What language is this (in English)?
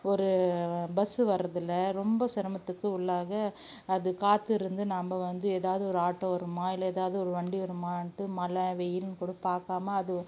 Tamil